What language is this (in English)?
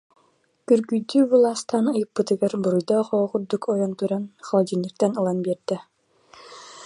Yakut